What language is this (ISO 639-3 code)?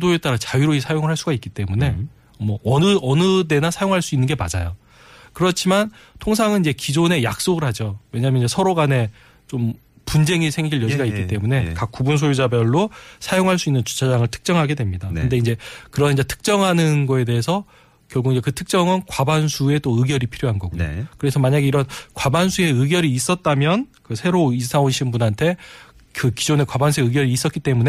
kor